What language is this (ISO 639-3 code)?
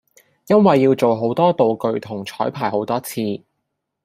yue